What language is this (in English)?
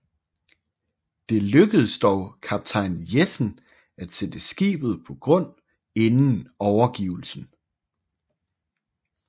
Danish